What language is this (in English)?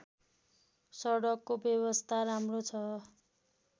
Nepali